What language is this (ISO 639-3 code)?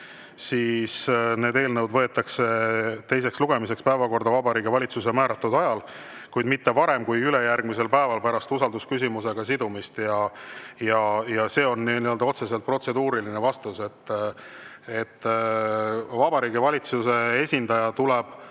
est